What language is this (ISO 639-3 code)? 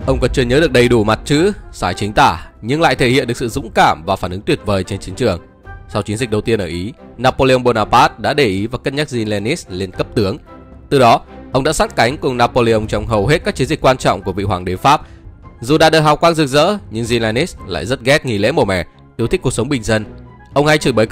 vie